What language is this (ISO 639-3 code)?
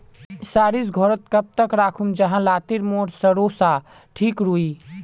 mag